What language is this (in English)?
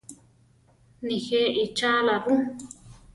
Central Tarahumara